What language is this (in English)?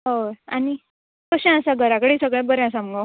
Konkani